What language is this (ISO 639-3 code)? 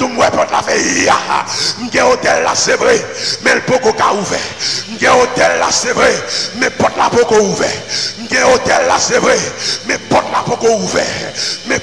fra